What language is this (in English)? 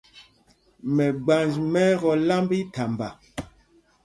Mpumpong